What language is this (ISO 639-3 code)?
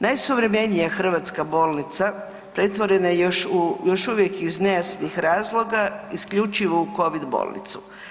hrv